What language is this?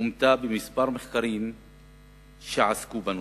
Hebrew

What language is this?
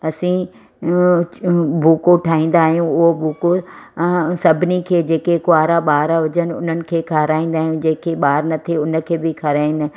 Sindhi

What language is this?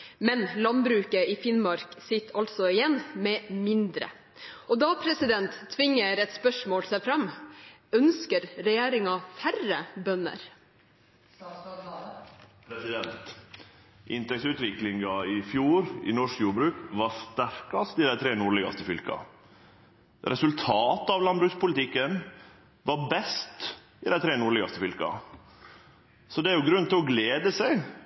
Norwegian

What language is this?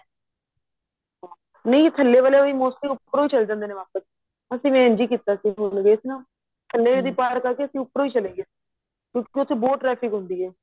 Punjabi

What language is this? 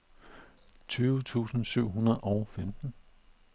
Danish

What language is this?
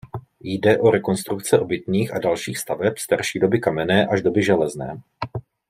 Czech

